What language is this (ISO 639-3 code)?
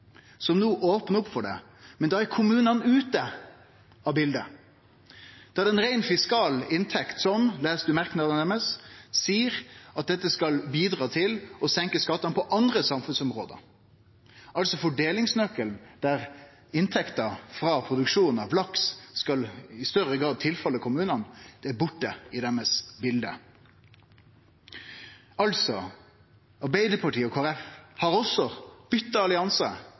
nno